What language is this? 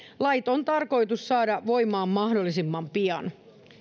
Finnish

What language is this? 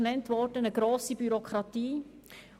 Swiss German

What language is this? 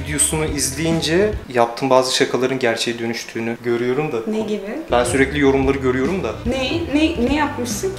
Turkish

